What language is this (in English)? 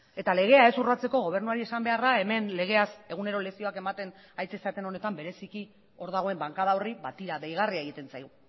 Basque